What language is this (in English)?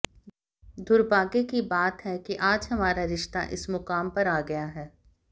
Hindi